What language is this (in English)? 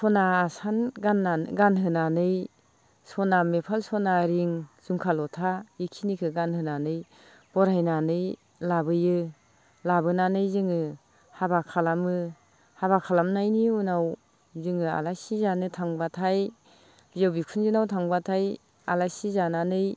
Bodo